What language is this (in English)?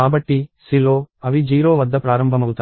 Telugu